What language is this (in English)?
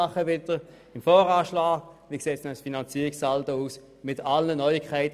Swiss German